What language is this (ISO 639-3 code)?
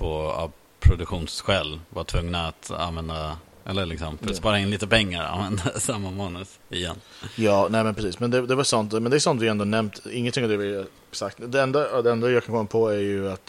swe